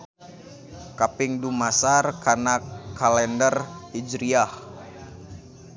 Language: Sundanese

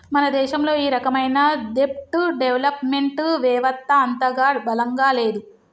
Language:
Telugu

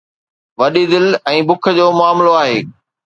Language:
Sindhi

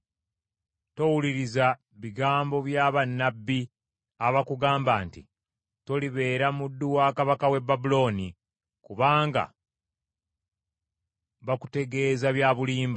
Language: Ganda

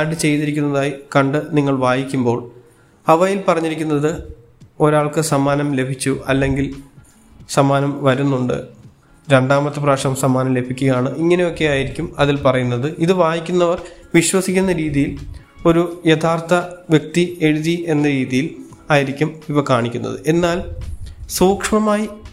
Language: Malayalam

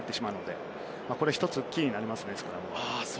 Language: Japanese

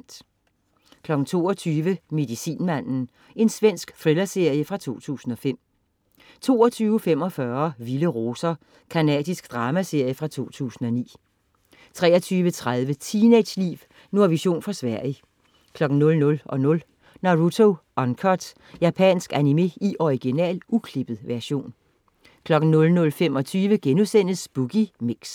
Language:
Danish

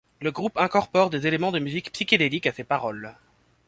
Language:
French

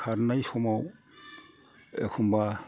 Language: Bodo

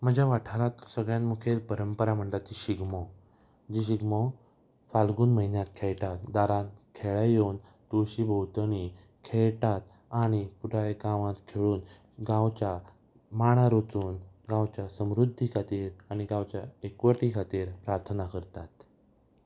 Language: Konkani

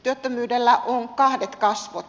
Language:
Finnish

